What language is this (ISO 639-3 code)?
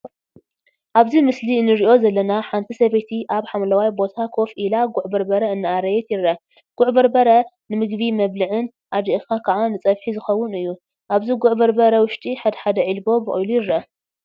tir